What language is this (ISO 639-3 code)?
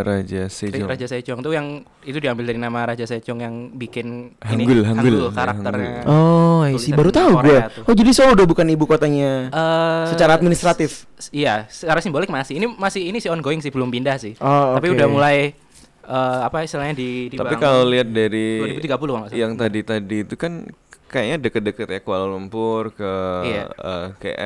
ind